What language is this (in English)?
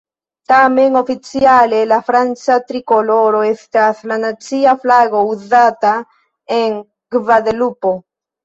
Esperanto